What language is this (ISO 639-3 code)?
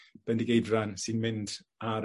cym